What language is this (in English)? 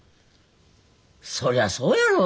Japanese